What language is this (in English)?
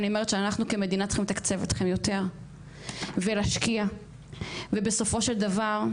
Hebrew